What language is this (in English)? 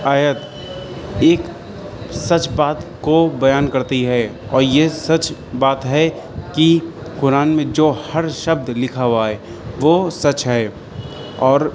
Urdu